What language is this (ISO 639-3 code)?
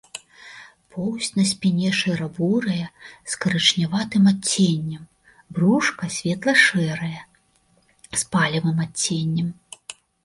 bel